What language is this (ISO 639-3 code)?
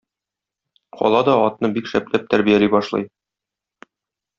tat